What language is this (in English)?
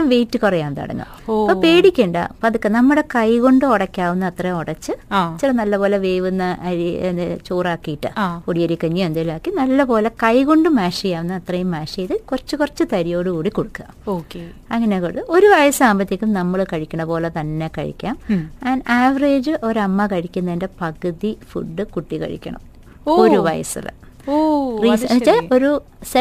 Malayalam